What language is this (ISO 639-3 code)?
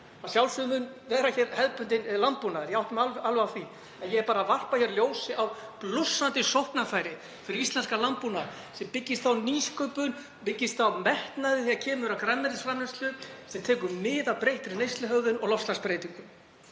isl